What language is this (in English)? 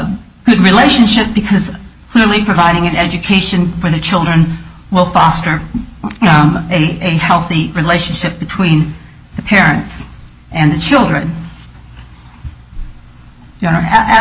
English